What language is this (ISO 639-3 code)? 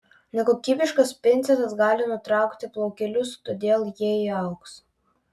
lit